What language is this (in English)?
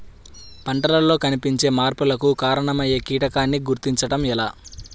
Telugu